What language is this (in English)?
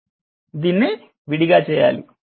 Telugu